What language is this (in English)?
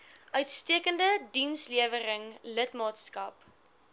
Afrikaans